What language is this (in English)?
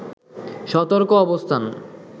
Bangla